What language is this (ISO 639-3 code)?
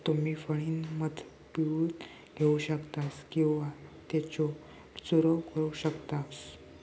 mar